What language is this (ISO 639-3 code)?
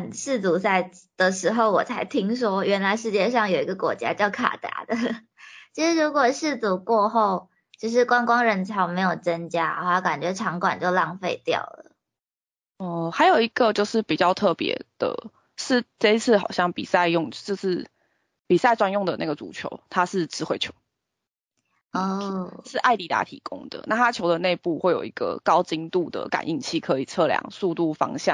zho